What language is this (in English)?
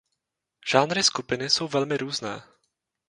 Czech